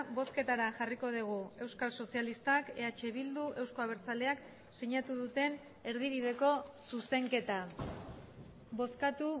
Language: Basque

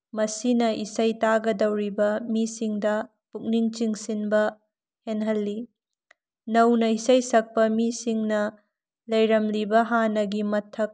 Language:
Manipuri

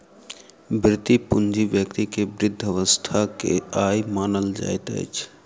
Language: Maithili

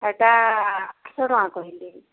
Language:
Odia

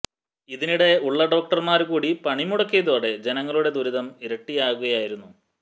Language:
Malayalam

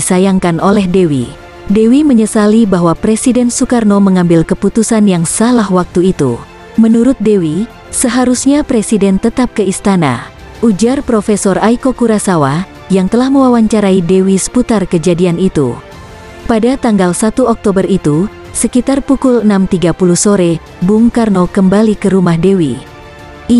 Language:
Indonesian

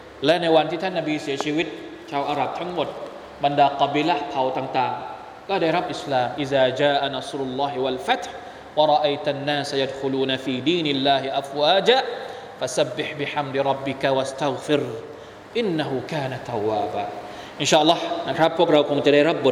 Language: Thai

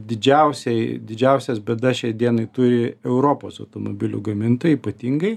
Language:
Lithuanian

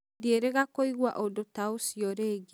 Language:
Kikuyu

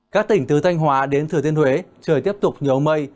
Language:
Vietnamese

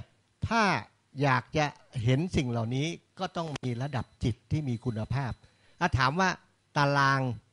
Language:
Thai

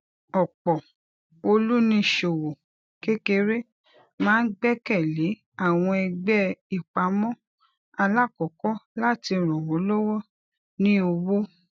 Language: Yoruba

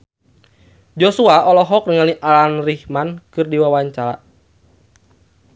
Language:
Sundanese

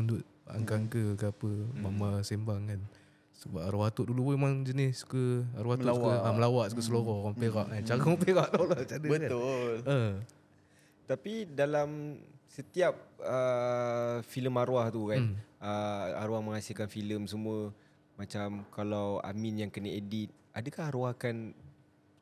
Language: Malay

